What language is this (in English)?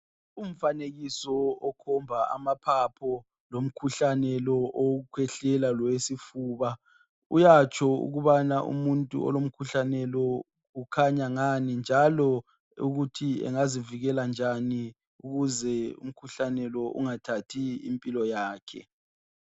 North Ndebele